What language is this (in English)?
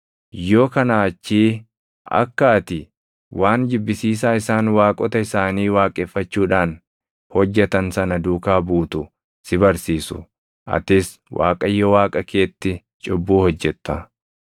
Oromo